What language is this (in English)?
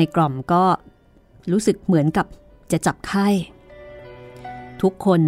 Thai